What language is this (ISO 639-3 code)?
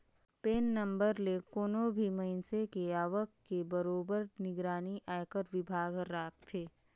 hne